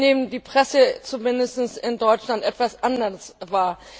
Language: German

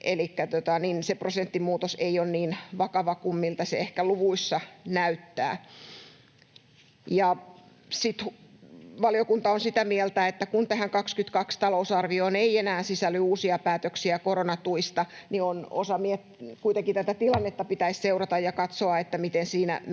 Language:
Finnish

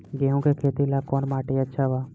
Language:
Bhojpuri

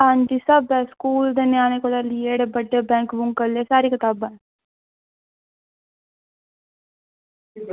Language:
Dogri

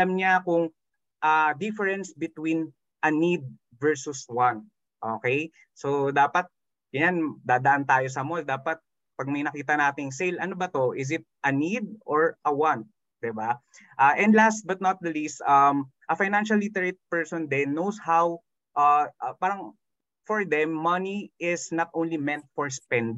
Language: Filipino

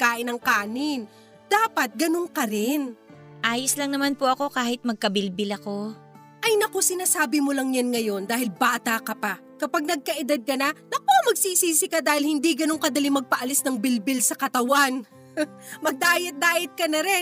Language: Filipino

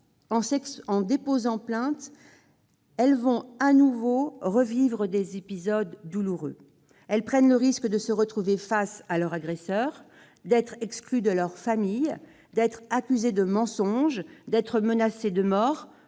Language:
French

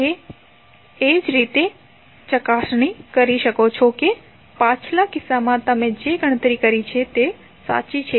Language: Gujarati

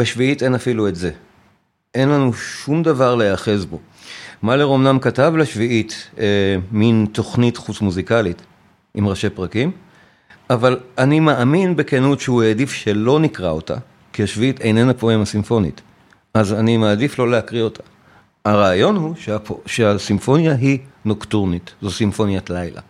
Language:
Hebrew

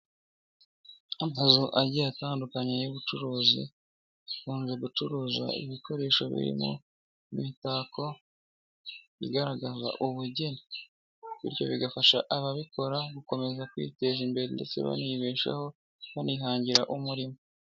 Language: Kinyarwanda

